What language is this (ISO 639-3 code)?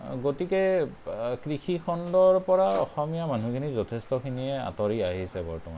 asm